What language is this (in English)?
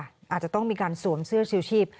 Thai